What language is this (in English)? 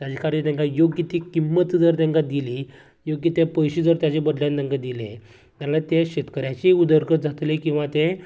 Konkani